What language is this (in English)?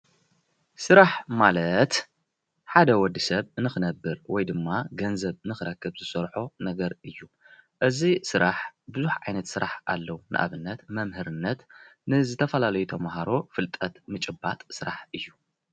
Tigrinya